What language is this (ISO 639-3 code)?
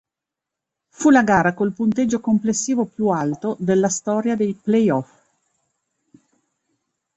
ita